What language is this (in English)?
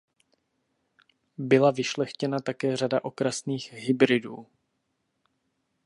Czech